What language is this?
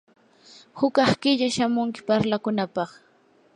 Yanahuanca Pasco Quechua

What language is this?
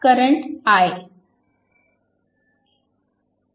Marathi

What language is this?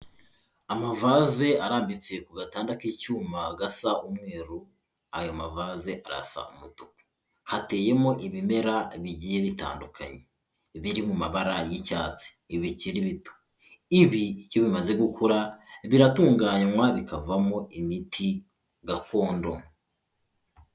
Kinyarwanda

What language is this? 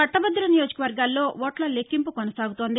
Telugu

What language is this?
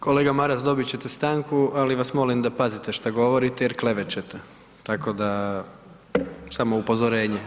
Croatian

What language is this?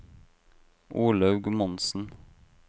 Norwegian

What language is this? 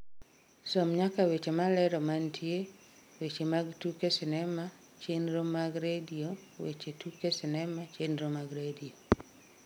Luo (Kenya and Tanzania)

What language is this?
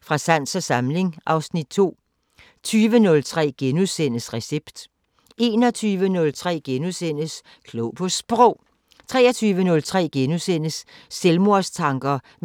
Danish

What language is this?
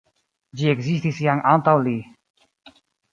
Esperanto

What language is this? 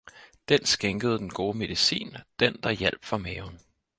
Danish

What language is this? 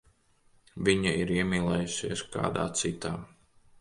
Latvian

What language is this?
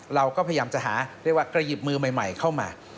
Thai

